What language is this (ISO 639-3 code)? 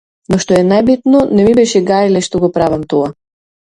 mkd